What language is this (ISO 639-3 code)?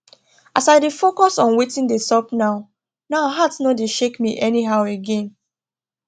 pcm